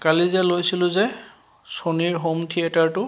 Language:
Assamese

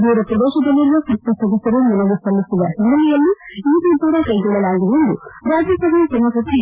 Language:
Kannada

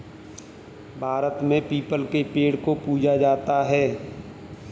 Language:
Hindi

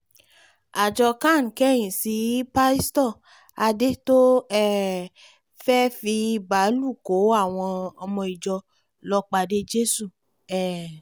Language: Yoruba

